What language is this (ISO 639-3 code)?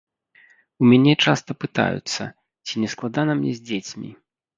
bel